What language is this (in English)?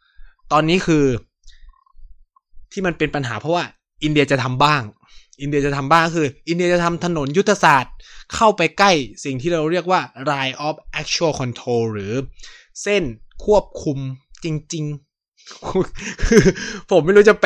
Thai